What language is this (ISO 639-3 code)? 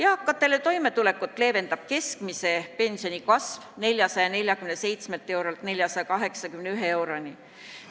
est